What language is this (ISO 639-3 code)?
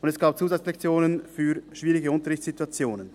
gsw